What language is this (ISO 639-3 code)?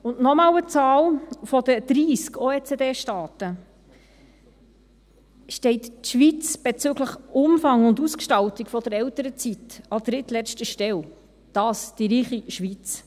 gsw